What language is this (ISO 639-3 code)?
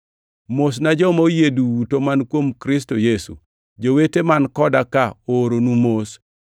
luo